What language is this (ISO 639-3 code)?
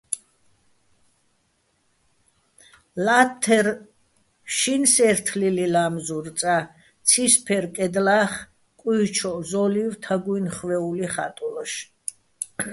bbl